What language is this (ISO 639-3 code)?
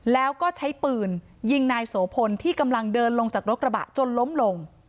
tha